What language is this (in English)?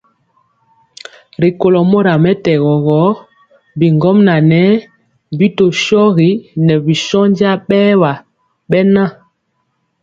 Mpiemo